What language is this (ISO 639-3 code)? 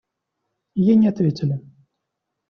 rus